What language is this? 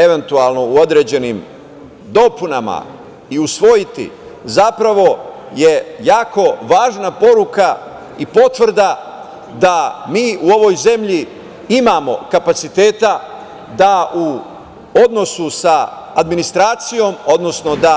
Serbian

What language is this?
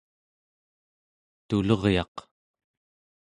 Central Yupik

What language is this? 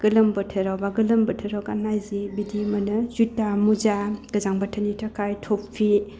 Bodo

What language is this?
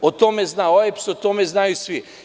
Serbian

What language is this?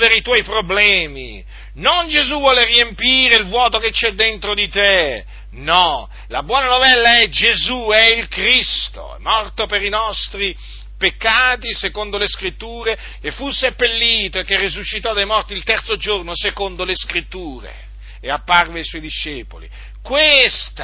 Italian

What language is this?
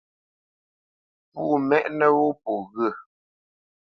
Bamenyam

